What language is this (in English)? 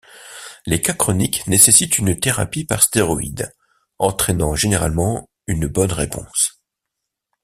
French